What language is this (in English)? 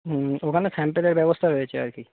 Bangla